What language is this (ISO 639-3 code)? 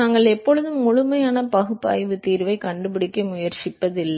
tam